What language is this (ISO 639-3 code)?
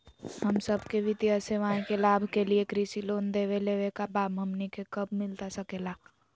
mag